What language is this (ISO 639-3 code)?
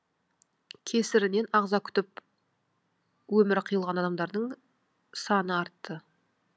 kaz